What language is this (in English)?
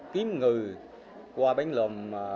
Vietnamese